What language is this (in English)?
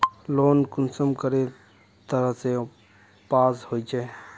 Magahi